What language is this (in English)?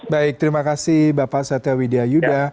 Indonesian